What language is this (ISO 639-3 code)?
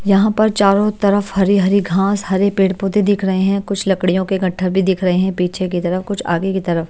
hin